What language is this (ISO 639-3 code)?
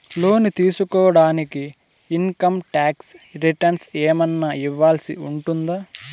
tel